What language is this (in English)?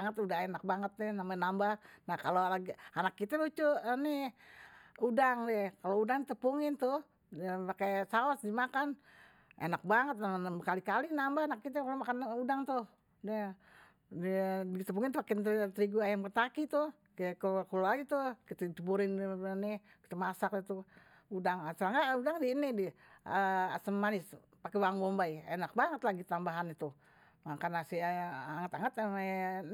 Betawi